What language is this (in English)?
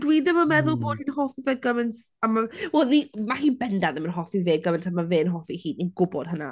Welsh